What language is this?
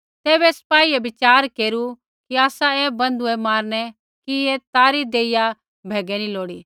Kullu Pahari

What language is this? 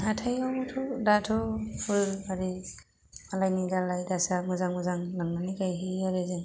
Bodo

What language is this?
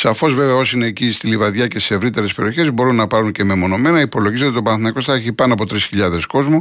Greek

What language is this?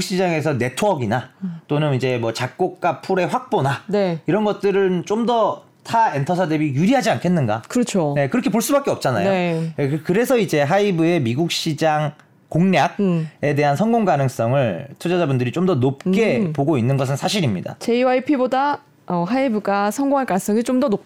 Korean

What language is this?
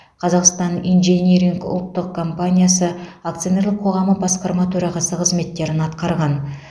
Kazakh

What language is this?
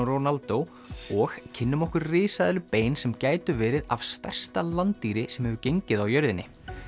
Icelandic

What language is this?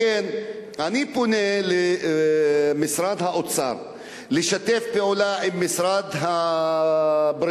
Hebrew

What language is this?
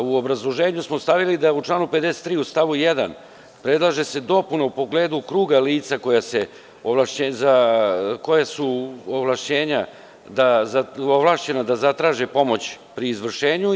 Serbian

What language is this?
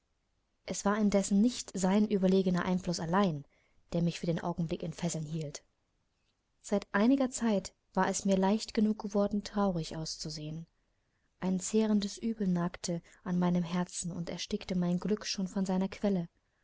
German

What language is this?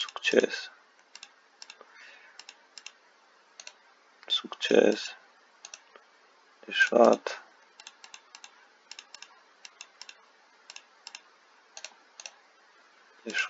Romanian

